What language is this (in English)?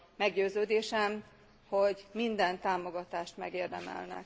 Hungarian